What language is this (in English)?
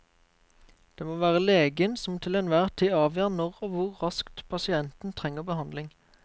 Norwegian